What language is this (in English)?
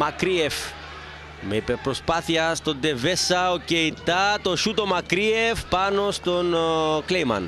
Greek